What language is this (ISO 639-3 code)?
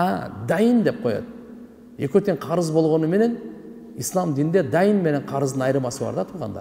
tur